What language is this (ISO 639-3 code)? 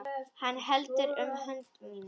isl